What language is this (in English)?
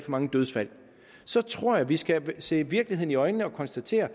Danish